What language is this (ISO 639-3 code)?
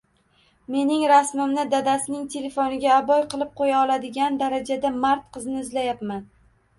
uzb